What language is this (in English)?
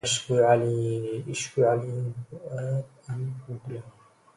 Arabic